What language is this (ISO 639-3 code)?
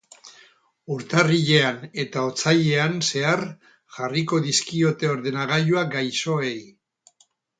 eus